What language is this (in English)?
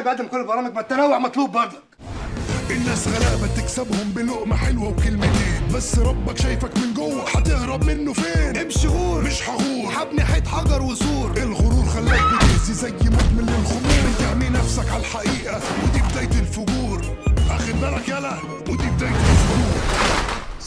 Arabic